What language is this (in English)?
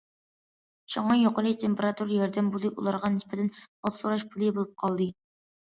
Uyghur